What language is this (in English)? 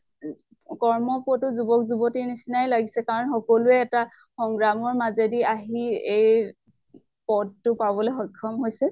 Assamese